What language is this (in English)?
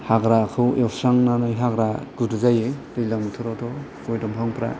Bodo